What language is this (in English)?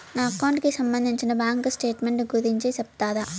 Telugu